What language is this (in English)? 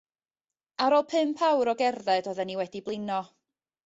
Welsh